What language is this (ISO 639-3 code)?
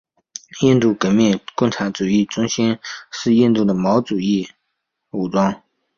zho